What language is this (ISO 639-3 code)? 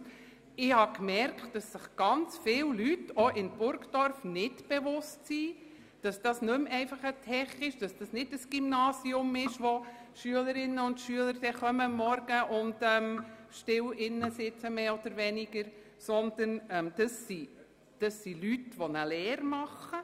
gsw